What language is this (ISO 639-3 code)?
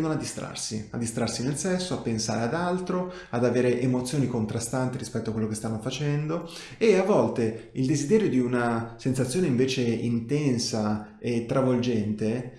ita